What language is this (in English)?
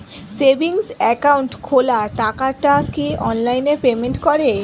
Bangla